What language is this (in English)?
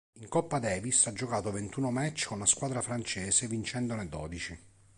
Italian